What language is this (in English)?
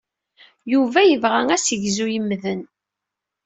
Kabyle